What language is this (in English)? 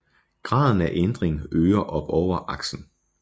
Danish